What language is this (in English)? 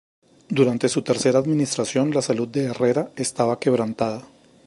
Spanish